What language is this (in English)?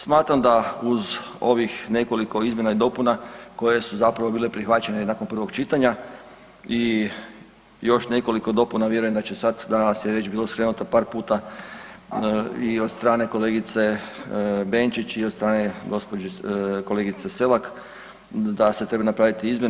Croatian